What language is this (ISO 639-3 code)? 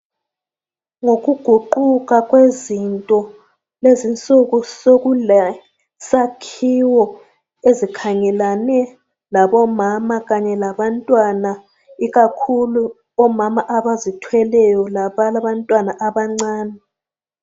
nde